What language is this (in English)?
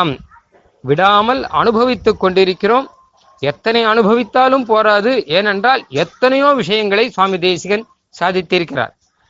Tamil